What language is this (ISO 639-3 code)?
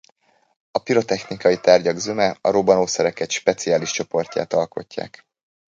hun